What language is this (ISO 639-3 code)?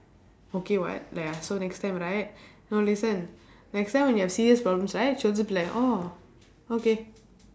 eng